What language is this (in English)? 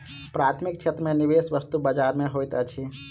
Maithili